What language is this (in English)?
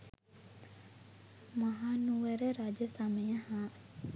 Sinhala